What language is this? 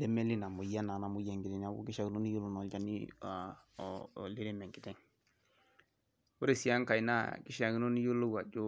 Masai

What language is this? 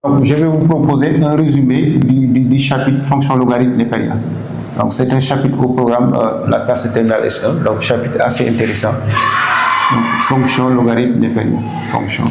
French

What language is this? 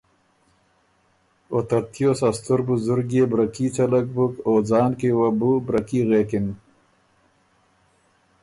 Ormuri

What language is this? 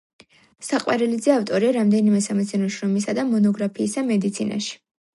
Georgian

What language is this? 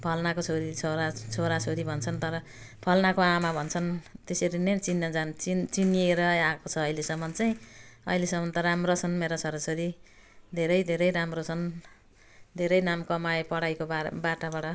Nepali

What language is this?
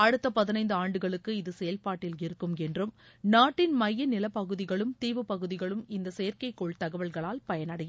Tamil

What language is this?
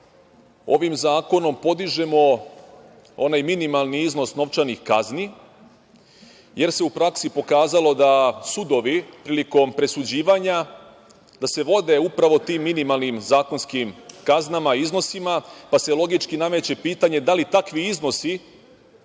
Serbian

